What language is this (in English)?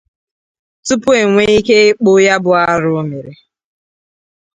Igbo